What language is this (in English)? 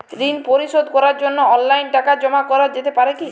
Bangla